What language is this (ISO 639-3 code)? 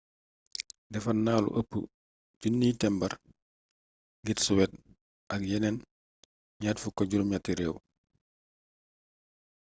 wol